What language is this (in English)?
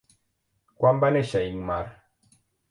Catalan